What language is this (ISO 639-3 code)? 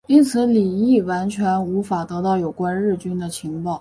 zho